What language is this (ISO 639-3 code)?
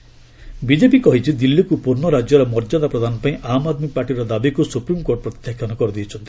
ori